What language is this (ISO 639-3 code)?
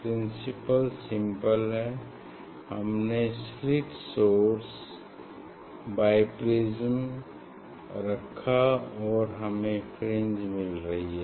hin